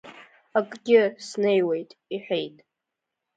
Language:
Abkhazian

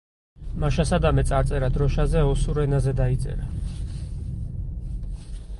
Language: Georgian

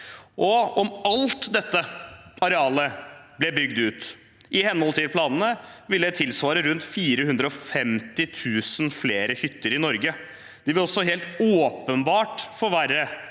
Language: Norwegian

